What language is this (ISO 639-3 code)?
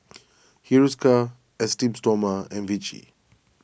eng